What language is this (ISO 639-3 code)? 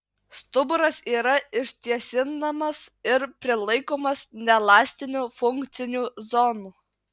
lit